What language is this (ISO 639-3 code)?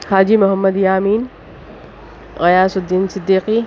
urd